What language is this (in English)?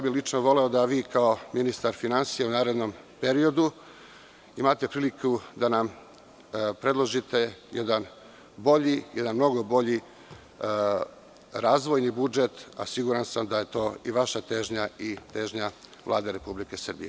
Serbian